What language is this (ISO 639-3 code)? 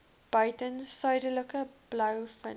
afr